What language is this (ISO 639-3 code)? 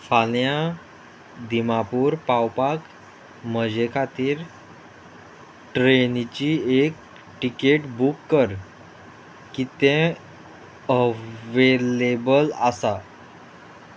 kok